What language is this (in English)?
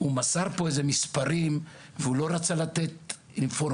Hebrew